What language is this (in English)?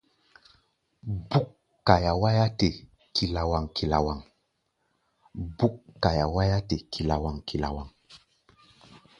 Gbaya